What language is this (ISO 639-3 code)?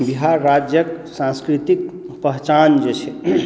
mai